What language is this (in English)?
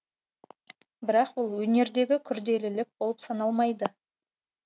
Kazakh